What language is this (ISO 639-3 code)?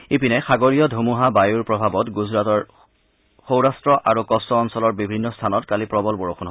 asm